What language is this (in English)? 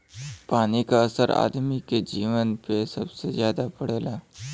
Bhojpuri